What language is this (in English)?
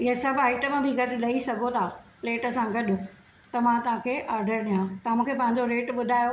Sindhi